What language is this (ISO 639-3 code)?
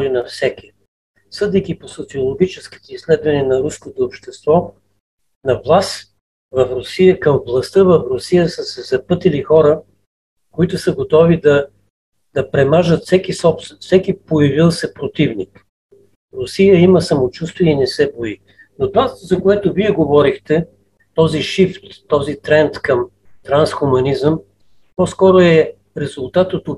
bul